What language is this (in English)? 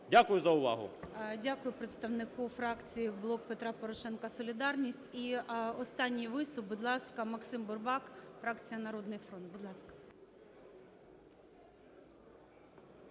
Ukrainian